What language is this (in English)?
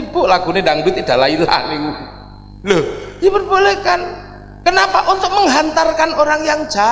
Indonesian